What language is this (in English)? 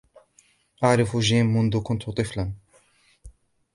Arabic